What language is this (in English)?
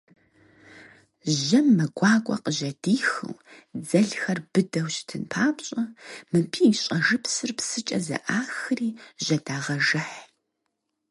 Kabardian